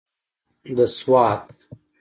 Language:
Pashto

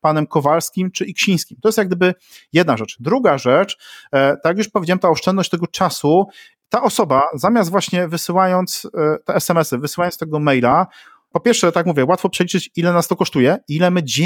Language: Polish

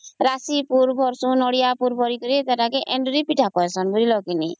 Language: Odia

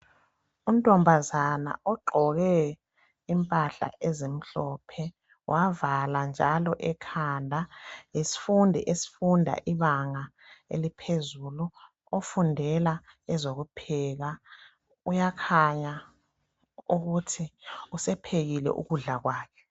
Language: North Ndebele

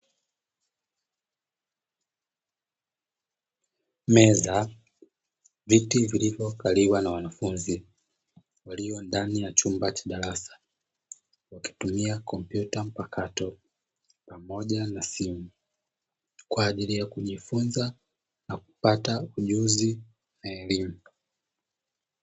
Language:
Swahili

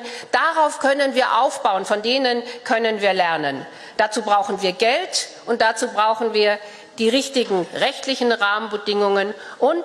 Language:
German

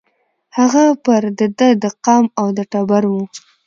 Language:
Pashto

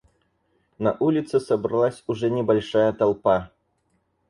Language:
Russian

